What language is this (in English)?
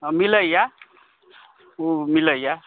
Maithili